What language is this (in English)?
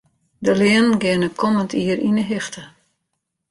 Western Frisian